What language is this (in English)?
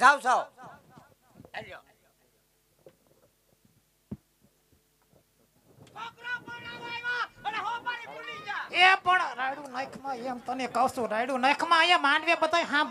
Indonesian